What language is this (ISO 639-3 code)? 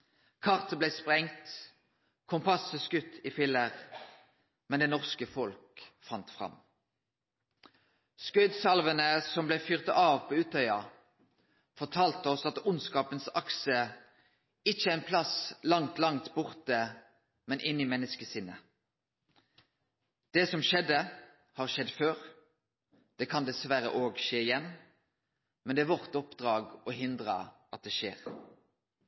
nno